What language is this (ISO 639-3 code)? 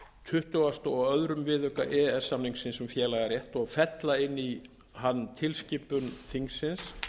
isl